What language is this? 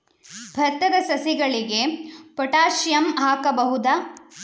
Kannada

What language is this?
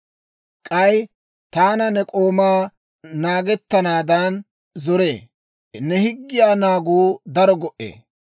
Dawro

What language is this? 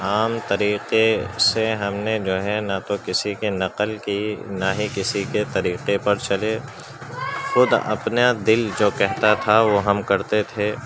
Urdu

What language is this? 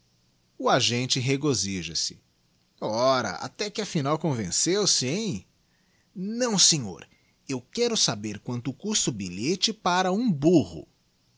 Portuguese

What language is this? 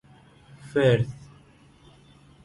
Persian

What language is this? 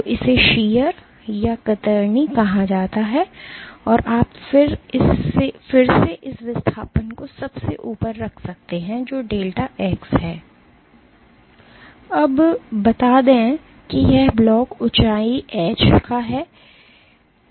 Hindi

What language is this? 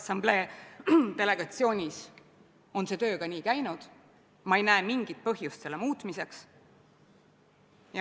Estonian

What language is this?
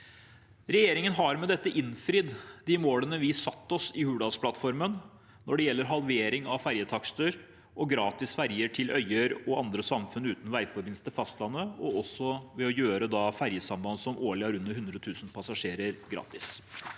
Norwegian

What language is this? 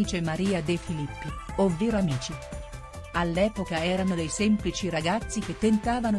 Italian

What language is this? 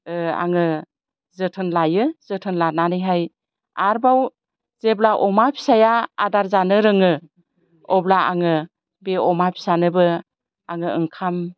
Bodo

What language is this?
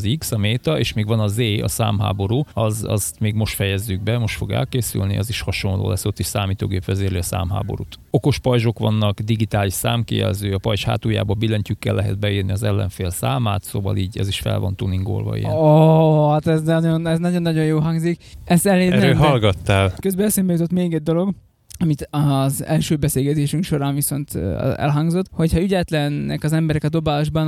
Hungarian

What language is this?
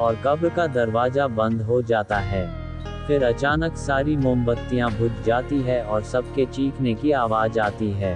Hindi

